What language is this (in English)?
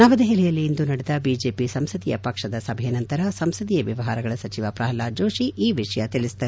Kannada